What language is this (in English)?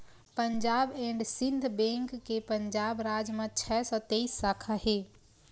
Chhattisgarhi